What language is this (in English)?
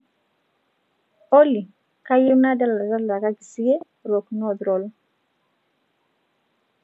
Masai